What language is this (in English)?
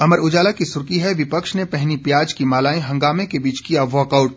Hindi